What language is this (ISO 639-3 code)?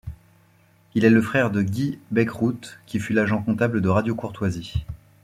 fra